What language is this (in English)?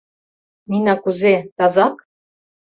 Mari